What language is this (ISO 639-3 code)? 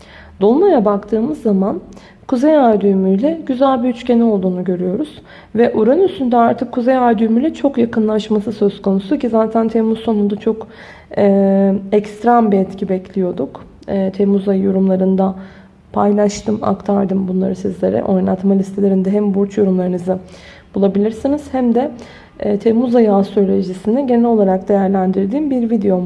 tur